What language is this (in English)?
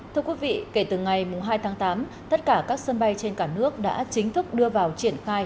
Vietnamese